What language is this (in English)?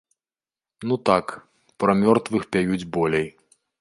Belarusian